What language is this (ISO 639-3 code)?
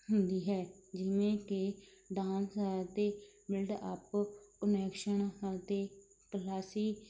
pan